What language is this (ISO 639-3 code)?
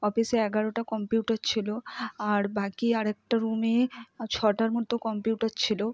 ben